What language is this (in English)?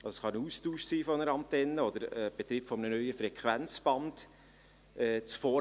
Swiss German